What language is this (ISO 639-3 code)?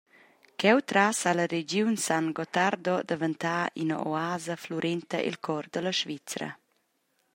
roh